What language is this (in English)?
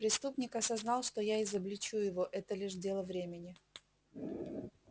Russian